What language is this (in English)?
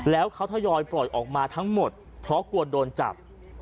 Thai